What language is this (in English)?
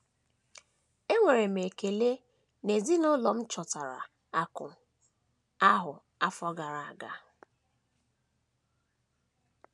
Igbo